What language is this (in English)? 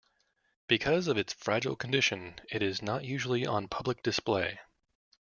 English